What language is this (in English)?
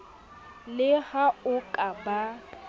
Southern Sotho